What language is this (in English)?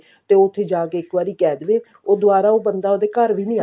Punjabi